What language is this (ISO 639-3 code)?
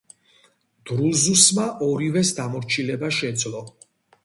kat